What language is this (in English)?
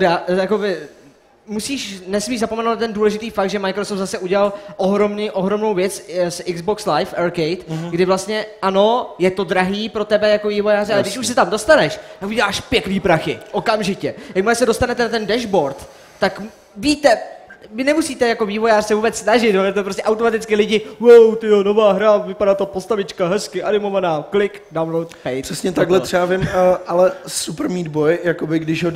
Czech